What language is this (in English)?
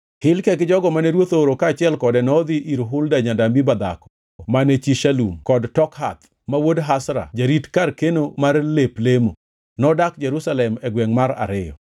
Luo (Kenya and Tanzania)